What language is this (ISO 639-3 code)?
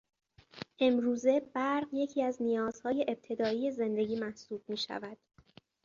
fas